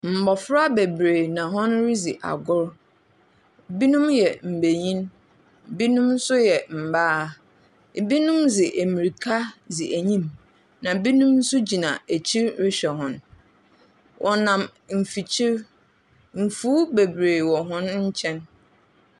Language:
Akan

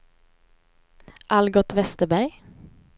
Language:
Swedish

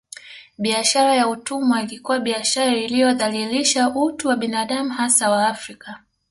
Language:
Swahili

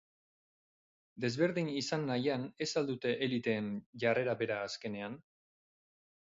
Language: Basque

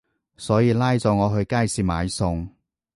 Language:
Cantonese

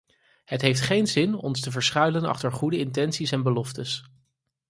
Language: Dutch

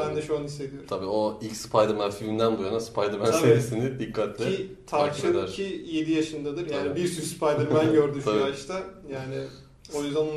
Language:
Turkish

